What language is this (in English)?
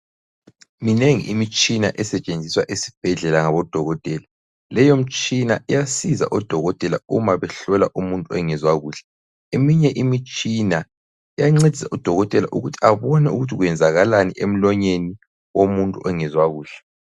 North Ndebele